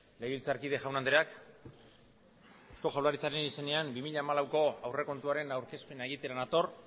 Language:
Basque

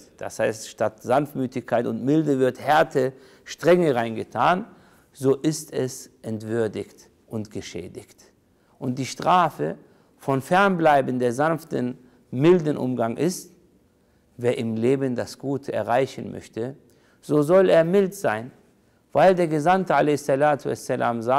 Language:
German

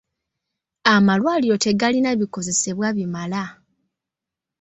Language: Ganda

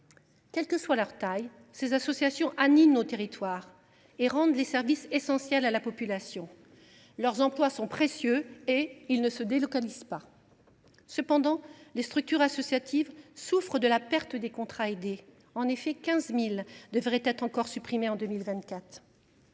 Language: French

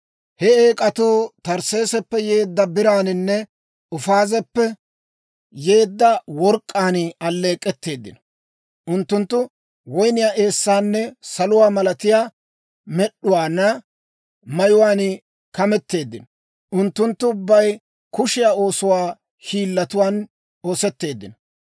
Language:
Dawro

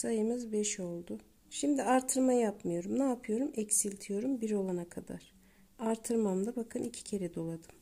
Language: Turkish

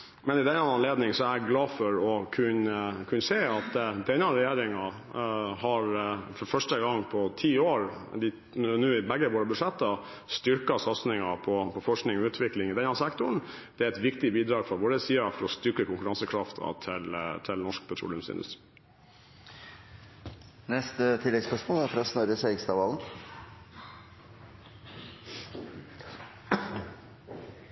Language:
Norwegian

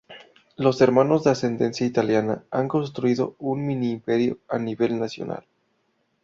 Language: Spanish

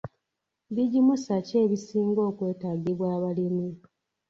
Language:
Ganda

